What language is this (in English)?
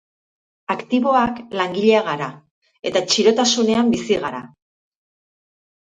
Basque